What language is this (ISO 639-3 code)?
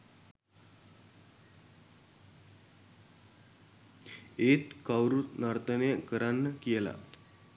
sin